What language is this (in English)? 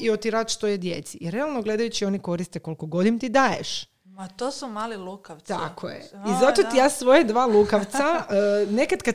Croatian